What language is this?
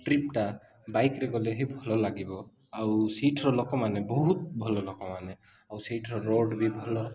Odia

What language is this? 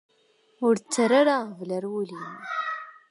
Kabyle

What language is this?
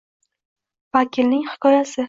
Uzbek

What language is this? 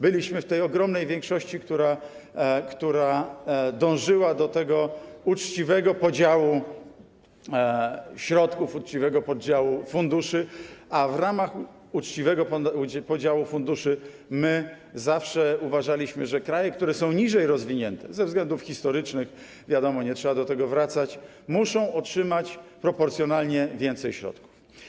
Polish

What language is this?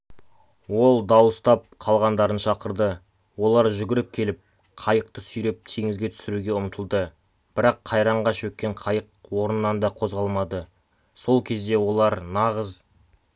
Kazakh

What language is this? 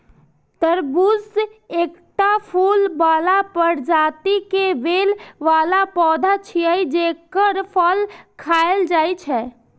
Maithili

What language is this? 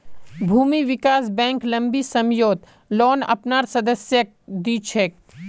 Magahi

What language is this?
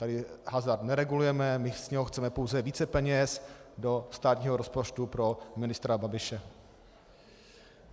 Czech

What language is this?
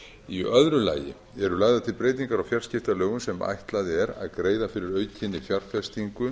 Icelandic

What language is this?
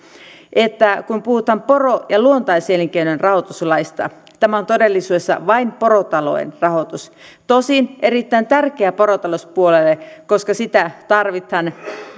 Finnish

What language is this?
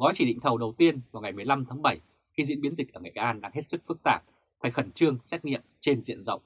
Vietnamese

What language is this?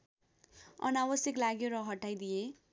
Nepali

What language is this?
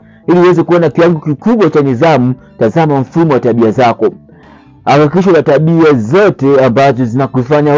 Swahili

